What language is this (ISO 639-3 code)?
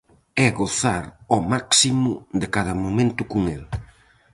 glg